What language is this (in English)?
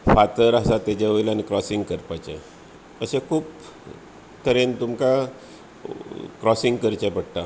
Konkani